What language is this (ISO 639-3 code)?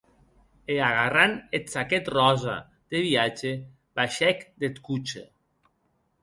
oci